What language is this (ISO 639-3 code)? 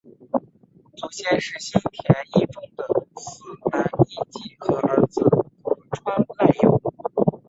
zho